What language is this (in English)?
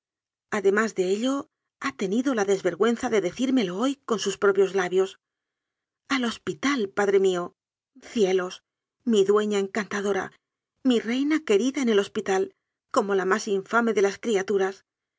Spanish